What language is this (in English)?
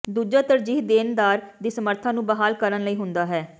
Punjabi